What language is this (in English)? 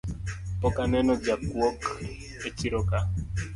Luo (Kenya and Tanzania)